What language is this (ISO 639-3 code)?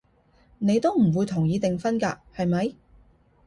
yue